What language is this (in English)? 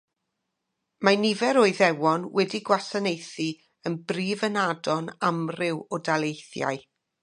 Welsh